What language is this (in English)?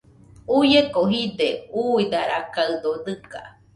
Nüpode Huitoto